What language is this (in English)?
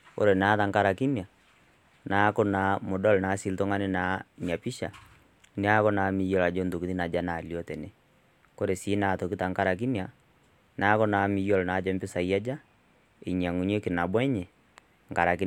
Masai